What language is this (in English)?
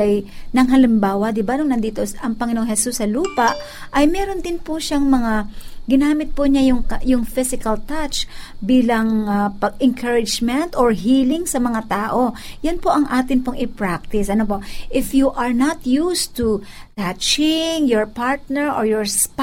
Filipino